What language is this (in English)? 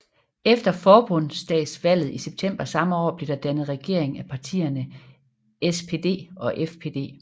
Danish